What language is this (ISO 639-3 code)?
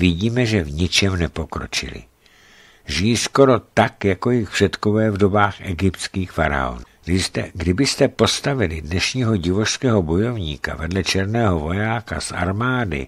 ces